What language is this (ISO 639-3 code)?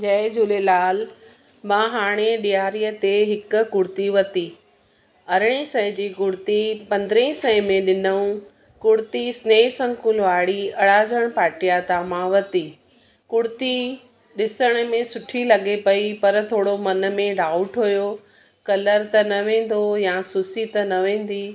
snd